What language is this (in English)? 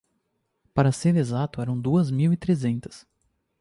Portuguese